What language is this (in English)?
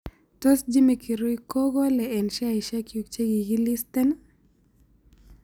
Kalenjin